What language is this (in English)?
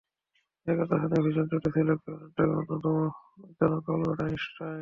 Bangla